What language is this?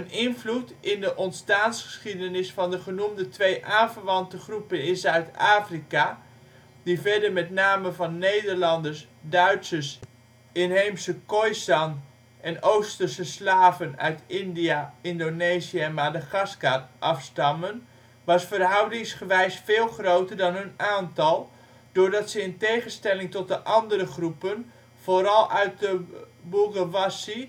Dutch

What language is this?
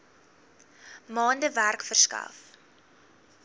Afrikaans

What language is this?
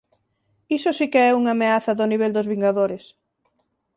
Galician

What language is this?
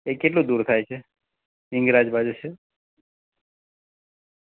Gujarati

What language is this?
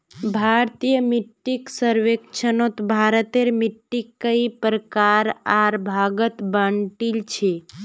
Magahi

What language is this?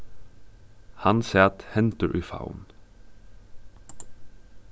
Faroese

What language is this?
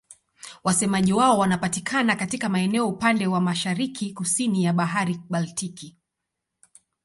Swahili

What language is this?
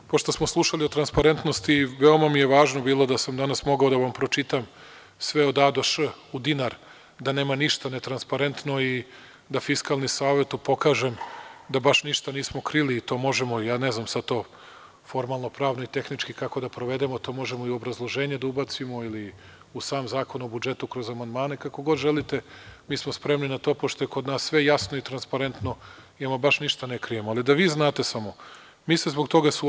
Serbian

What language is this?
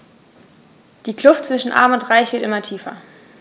German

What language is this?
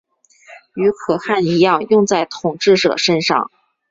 Chinese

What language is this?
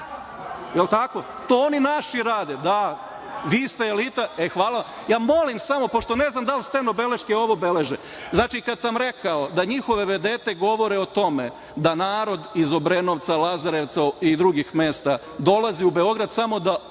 Serbian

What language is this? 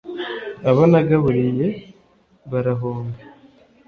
Kinyarwanda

